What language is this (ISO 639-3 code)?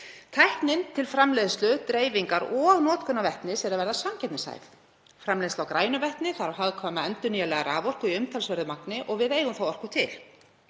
isl